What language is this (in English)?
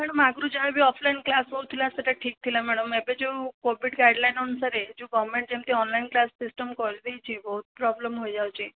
Odia